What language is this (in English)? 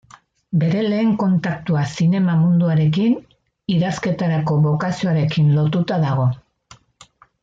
Basque